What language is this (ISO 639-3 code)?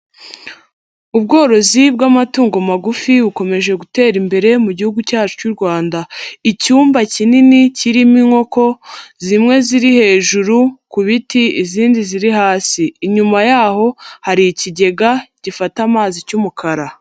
kin